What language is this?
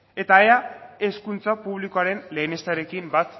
Basque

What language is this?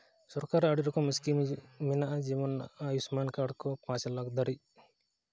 Santali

